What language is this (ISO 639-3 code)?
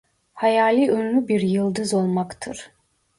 tur